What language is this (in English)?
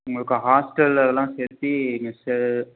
Tamil